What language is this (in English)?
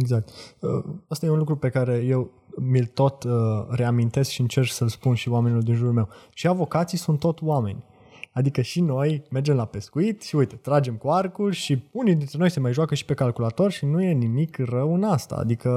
Romanian